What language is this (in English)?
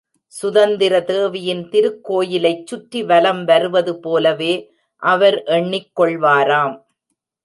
Tamil